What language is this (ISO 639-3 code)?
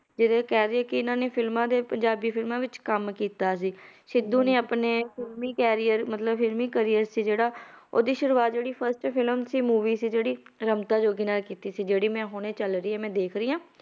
pan